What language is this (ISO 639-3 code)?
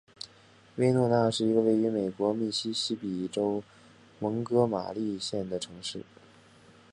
zho